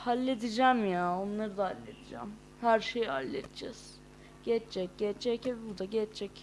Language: Turkish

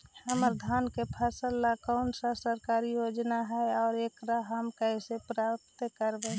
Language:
Magahi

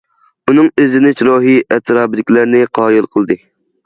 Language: Uyghur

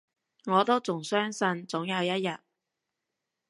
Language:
Cantonese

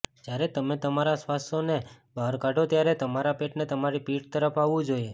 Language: Gujarati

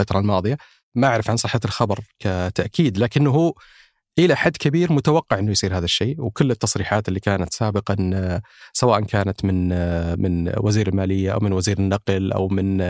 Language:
Arabic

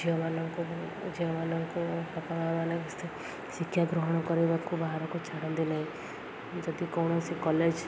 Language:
Odia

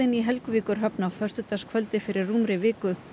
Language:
Icelandic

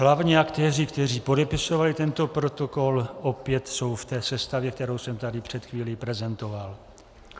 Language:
Czech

